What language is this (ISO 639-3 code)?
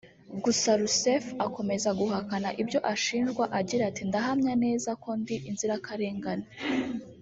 kin